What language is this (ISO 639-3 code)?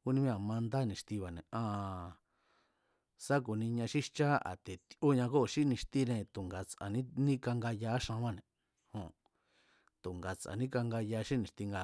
vmz